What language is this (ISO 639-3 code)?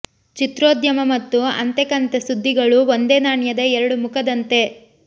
kan